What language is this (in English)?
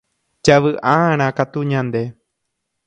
Guarani